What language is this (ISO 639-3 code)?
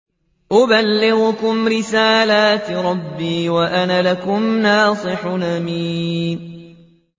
ara